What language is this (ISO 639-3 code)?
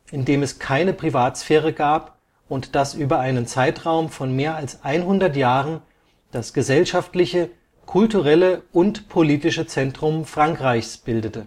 deu